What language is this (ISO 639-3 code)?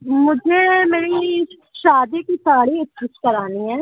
urd